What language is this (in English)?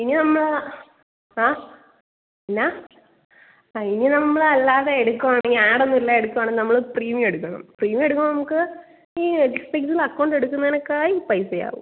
Malayalam